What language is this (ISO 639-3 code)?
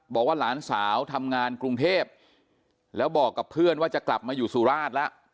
tha